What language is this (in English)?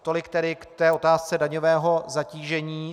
Czech